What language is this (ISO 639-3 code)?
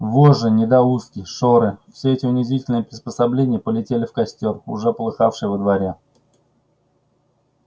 rus